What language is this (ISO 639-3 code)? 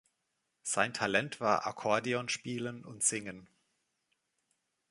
deu